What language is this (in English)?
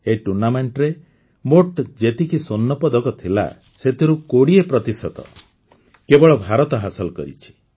Odia